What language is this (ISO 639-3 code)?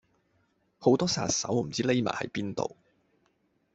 yue